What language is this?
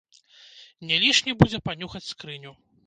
Belarusian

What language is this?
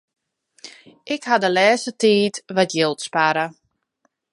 Western Frisian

